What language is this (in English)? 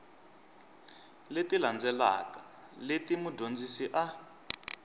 Tsonga